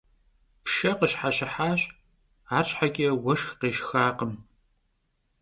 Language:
Kabardian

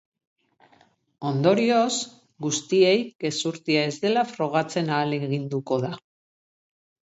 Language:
Basque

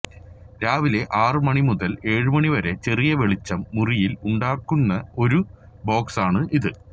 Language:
Malayalam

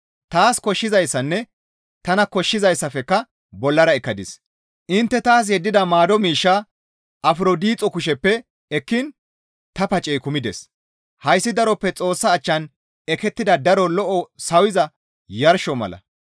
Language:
Gamo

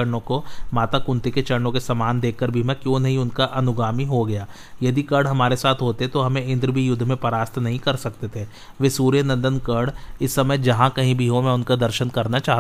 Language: Hindi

